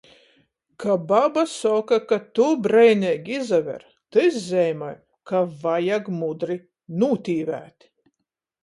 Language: Latgalian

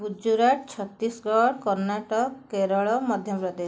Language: Odia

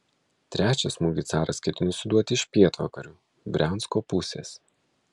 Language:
Lithuanian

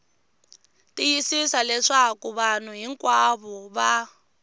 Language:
Tsonga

